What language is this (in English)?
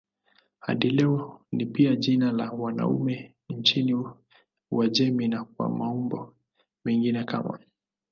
Swahili